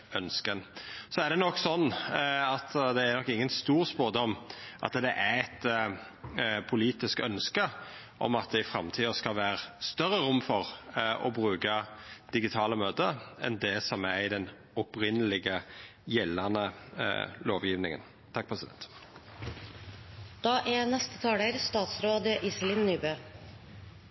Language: Norwegian Nynorsk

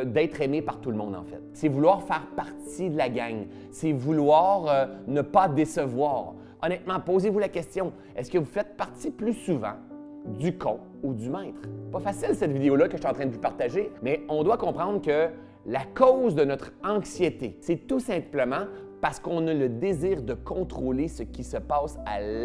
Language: French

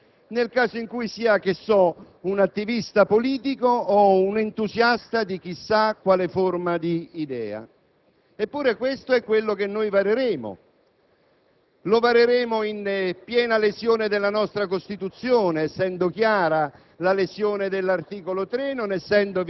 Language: Italian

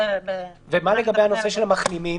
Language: Hebrew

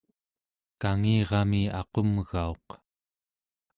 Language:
Central Yupik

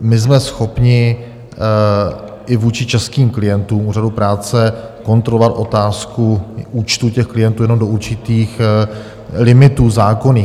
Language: Czech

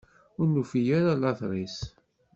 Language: Kabyle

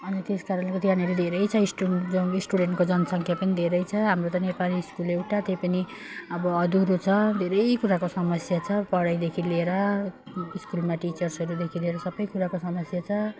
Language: Nepali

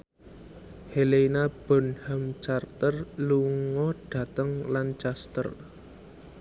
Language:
Javanese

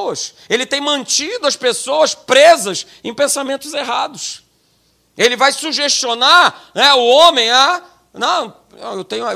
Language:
Portuguese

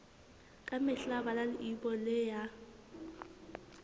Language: Southern Sotho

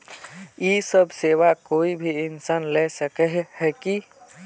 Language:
Magahi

